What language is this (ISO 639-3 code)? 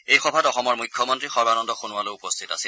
asm